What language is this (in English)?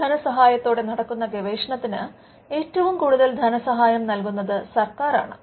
Malayalam